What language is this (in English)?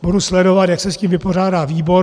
Czech